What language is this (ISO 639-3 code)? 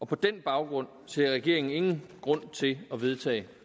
dan